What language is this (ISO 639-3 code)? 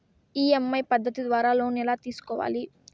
tel